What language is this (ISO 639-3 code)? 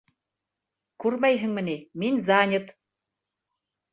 bak